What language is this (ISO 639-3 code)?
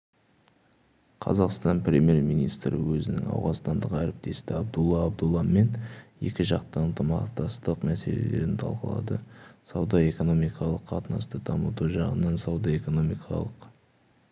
kaz